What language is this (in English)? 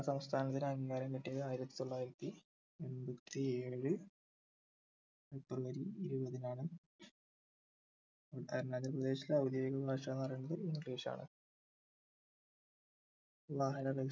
Malayalam